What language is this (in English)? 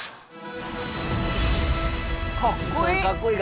Japanese